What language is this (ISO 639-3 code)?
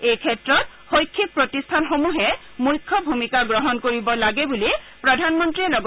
asm